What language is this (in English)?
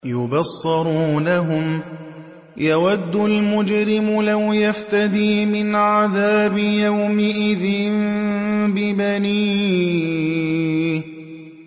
Arabic